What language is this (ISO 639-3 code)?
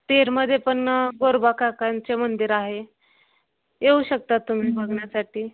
mar